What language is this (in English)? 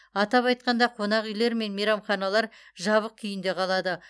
Kazakh